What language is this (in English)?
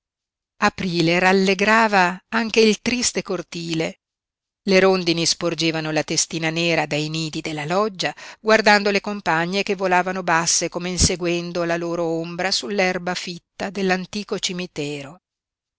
Italian